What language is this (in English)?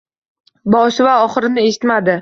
Uzbek